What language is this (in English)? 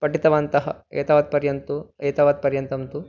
Sanskrit